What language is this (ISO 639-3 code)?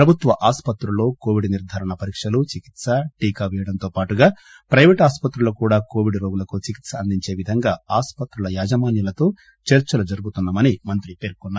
tel